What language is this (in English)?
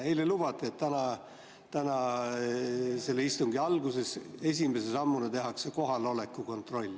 Estonian